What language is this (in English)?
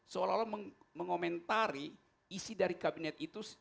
Indonesian